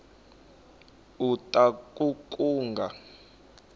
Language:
Tsonga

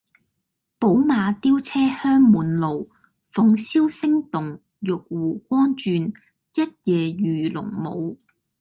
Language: Cantonese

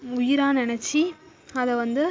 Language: Tamil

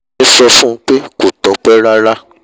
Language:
Yoruba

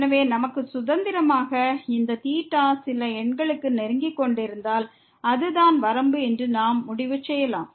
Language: Tamil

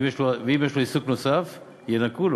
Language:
Hebrew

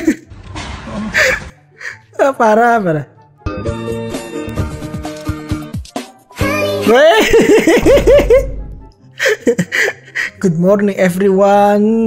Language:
Indonesian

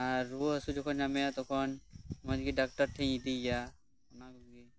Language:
Santali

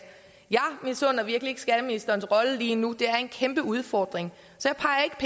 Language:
Danish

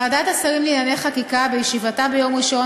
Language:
Hebrew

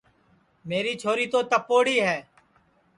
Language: Sansi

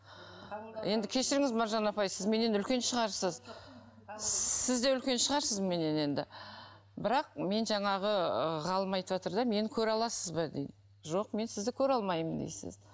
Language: Kazakh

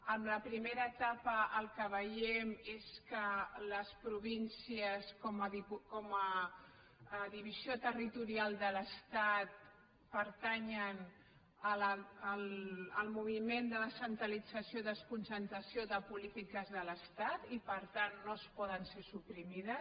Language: Catalan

